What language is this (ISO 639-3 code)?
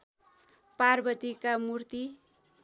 nep